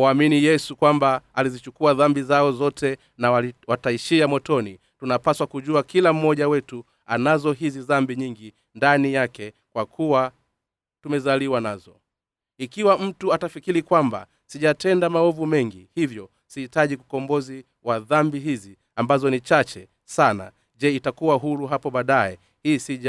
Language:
Swahili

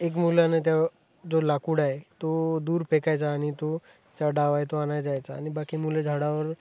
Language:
Marathi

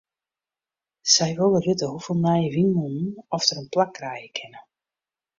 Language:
Western Frisian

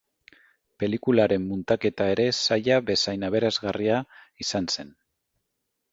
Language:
Basque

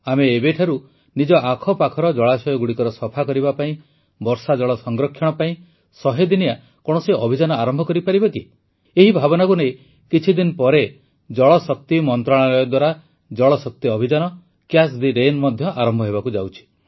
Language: Odia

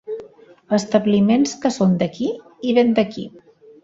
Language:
Catalan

